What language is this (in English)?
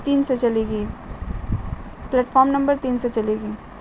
Urdu